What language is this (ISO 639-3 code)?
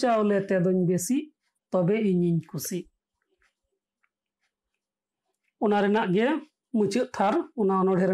ben